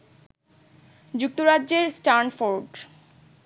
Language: Bangla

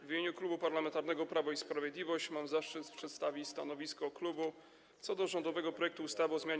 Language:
Polish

